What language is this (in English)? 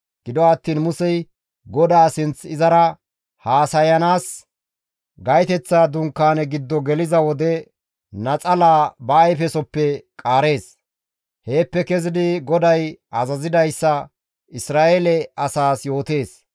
Gamo